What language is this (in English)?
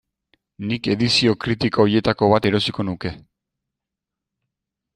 Basque